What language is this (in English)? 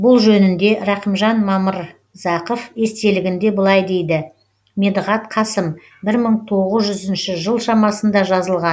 Kazakh